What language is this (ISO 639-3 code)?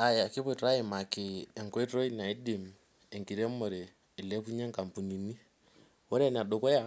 mas